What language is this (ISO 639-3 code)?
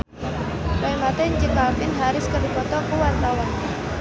sun